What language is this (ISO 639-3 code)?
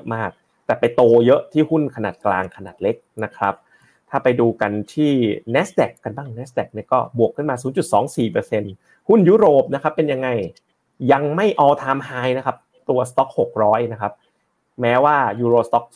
tha